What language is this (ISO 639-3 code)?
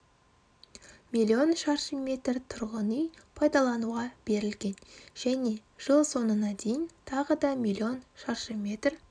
kaz